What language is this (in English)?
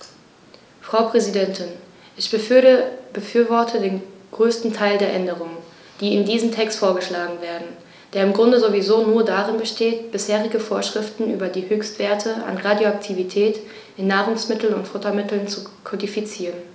German